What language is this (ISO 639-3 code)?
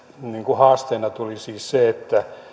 fin